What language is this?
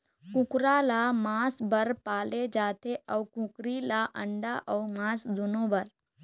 Chhattisgarhi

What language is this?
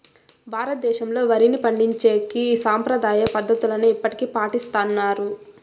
Telugu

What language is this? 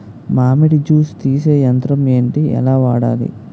Telugu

